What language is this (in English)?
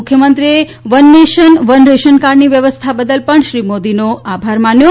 Gujarati